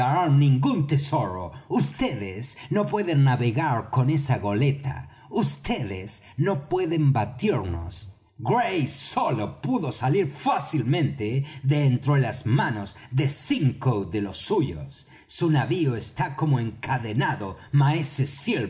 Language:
Spanish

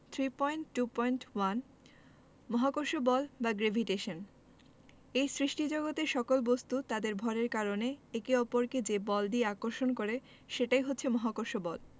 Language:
Bangla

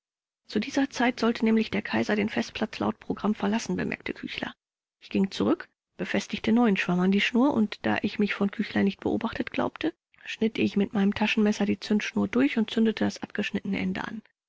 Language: German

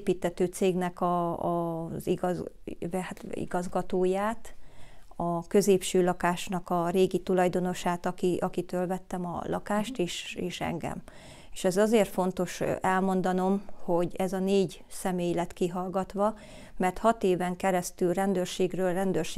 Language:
Hungarian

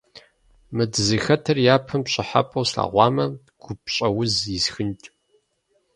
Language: Kabardian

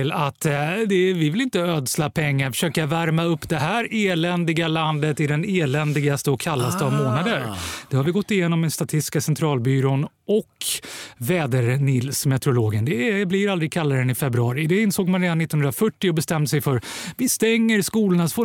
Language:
Swedish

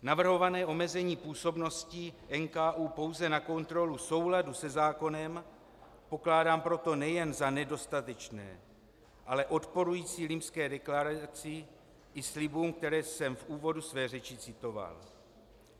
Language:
Czech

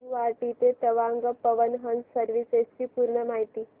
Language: Marathi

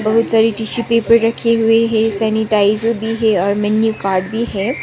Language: Hindi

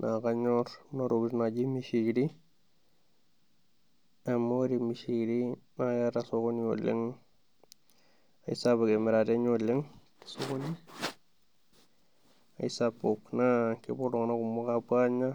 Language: Masai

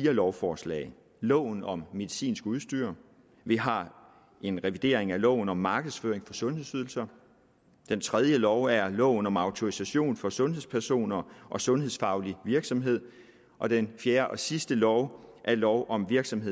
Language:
Danish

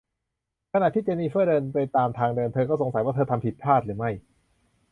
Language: Thai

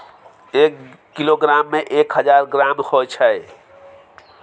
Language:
Maithili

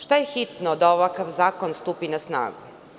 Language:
Serbian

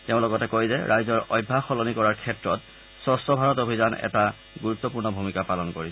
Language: Assamese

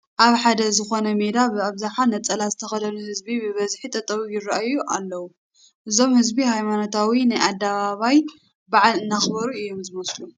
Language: Tigrinya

